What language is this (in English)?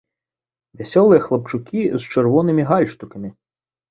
Belarusian